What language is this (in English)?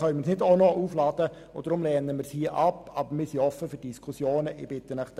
Swiss German